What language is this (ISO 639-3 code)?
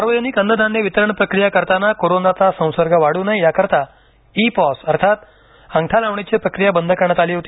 mar